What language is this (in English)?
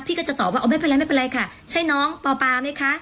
Thai